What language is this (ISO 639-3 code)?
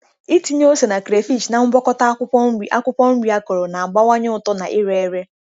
ibo